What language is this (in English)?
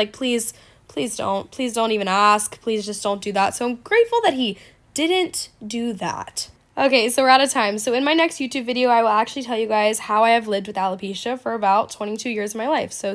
English